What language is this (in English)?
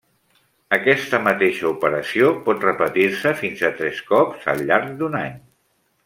Catalan